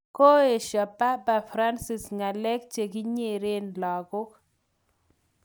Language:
Kalenjin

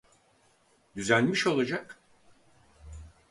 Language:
Turkish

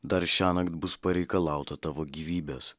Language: Lithuanian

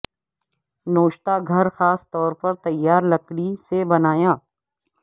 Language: Urdu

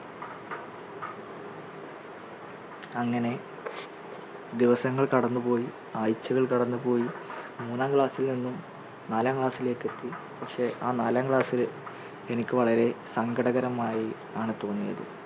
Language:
Malayalam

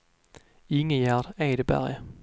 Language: Swedish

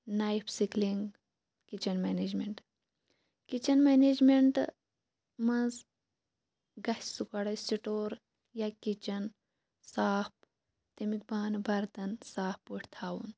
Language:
Kashmiri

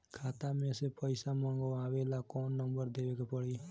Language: Bhojpuri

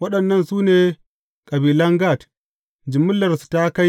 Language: Hausa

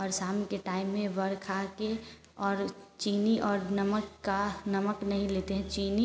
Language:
Hindi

